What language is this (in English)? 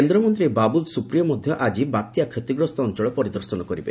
Odia